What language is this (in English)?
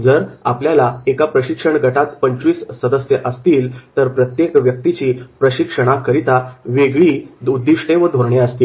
Marathi